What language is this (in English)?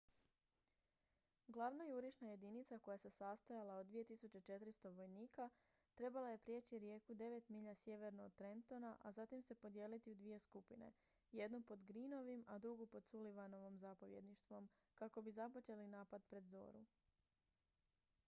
Croatian